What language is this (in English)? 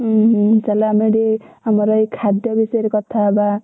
Odia